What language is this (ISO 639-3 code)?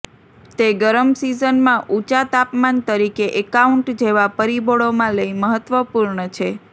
guj